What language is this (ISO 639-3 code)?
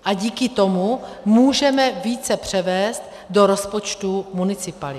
ces